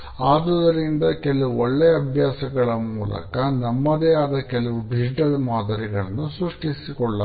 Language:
Kannada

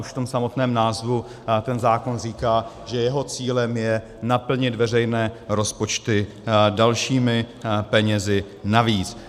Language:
Czech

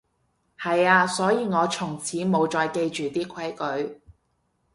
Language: Cantonese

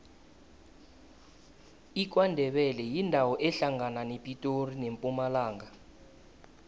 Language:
South Ndebele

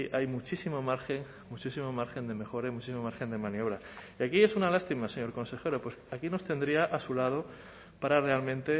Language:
Spanish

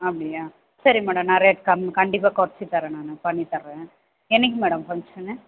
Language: Tamil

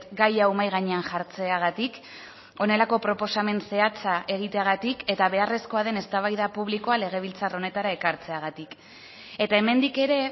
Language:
Basque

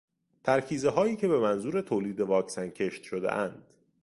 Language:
Persian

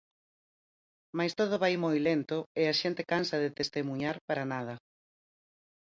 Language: Galician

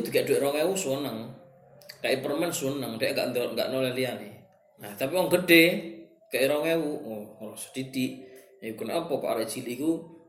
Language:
Malay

